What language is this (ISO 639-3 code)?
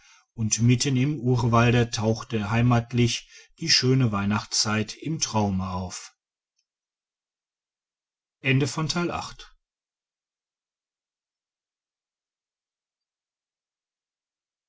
deu